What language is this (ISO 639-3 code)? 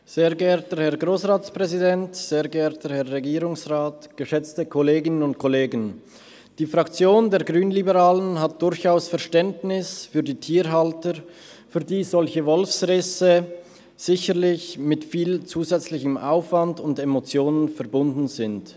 gsw